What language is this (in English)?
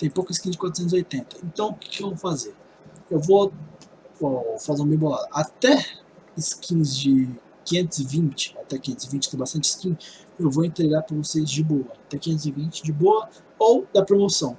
Portuguese